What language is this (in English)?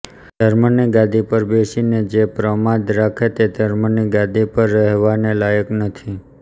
Gujarati